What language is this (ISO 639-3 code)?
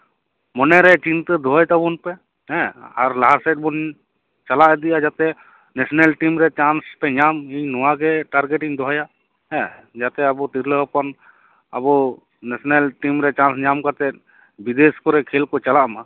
sat